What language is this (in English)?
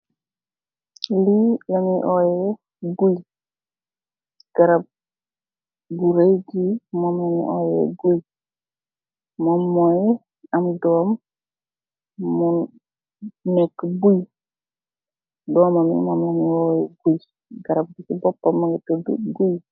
Wolof